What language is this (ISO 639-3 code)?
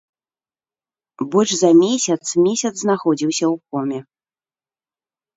bel